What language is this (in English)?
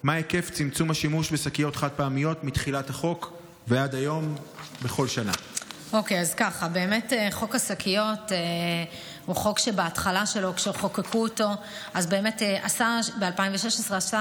Hebrew